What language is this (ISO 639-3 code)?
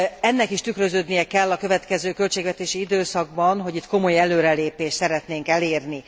hun